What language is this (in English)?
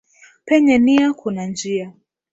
Swahili